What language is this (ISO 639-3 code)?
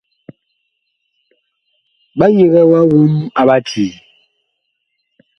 bkh